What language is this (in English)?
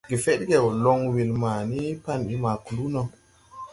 Tupuri